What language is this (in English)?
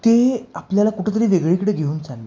Marathi